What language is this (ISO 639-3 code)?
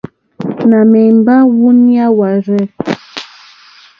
bri